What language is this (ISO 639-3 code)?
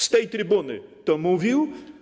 pol